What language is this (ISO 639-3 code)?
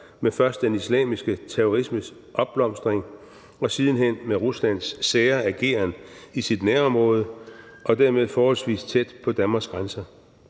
dan